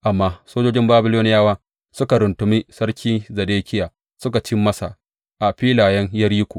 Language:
Hausa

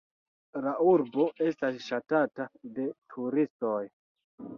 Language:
Esperanto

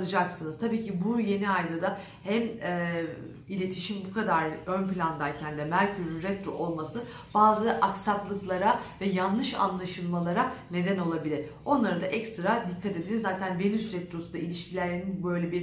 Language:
Turkish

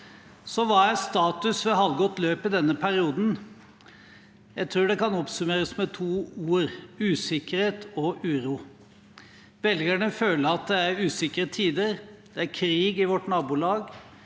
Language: Norwegian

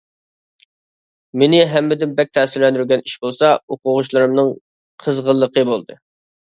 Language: Uyghur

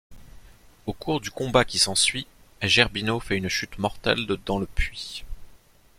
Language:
French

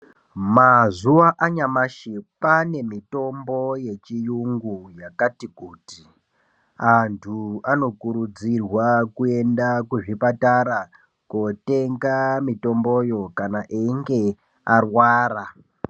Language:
Ndau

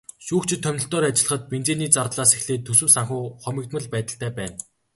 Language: Mongolian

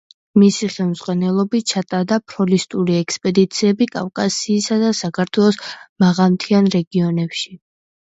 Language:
Georgian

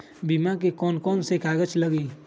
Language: Magahi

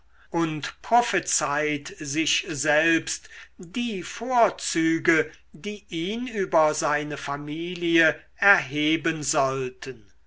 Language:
German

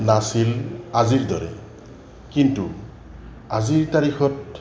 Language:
Assamese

